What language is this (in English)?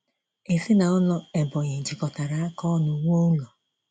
Igbo